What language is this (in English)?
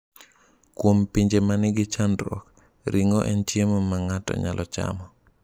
Luo (Kenya and Tanzania)